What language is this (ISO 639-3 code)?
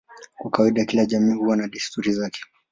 swa